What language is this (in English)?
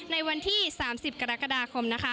Thai